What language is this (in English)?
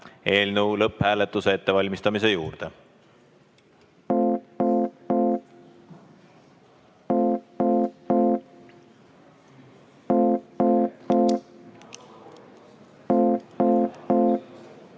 Estonian